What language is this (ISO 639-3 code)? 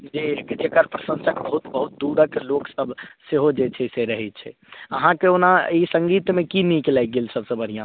mai